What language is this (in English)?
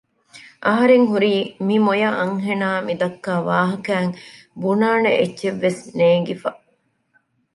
Divehi